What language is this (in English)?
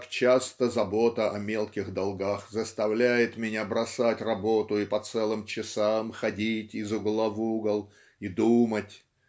Russian